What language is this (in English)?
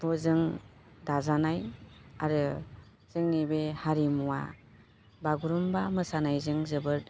Bodo